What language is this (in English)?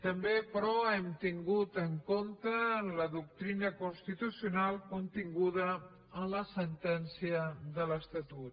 Catalan